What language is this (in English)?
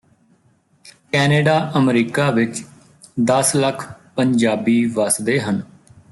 Punjabi